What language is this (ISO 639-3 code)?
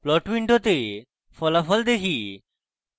ben